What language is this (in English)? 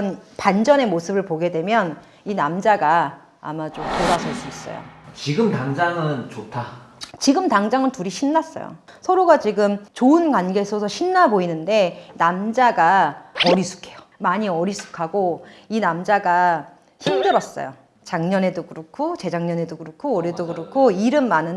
Korean